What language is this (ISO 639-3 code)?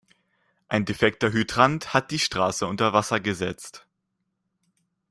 deu